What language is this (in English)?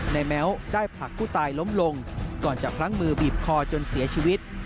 Thai